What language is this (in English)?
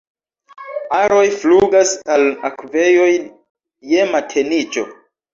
Esperanto